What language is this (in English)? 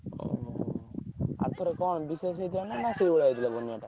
Odia